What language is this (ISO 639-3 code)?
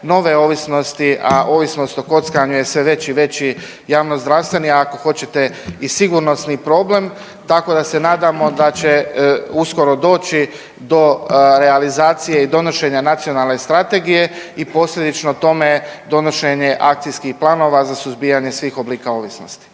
hrv